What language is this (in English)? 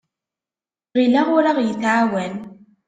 Kabyle